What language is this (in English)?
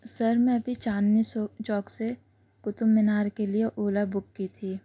Urdu